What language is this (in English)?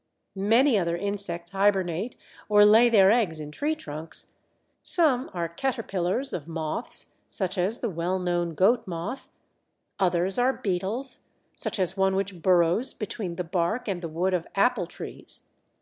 English